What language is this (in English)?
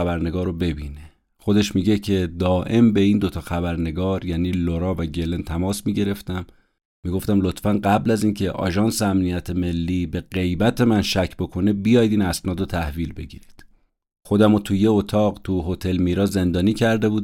Persian